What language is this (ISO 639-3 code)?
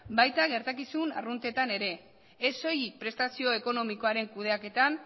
eus